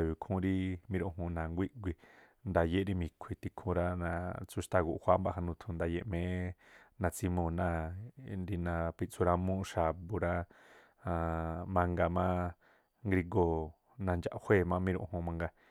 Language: Tlacoapa Me'phaa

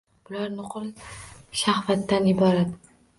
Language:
Uzbek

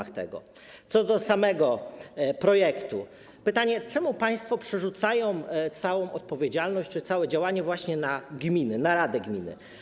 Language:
Polish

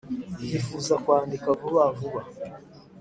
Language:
Kinyarwanda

